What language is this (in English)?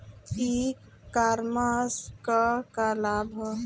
Bhojpuri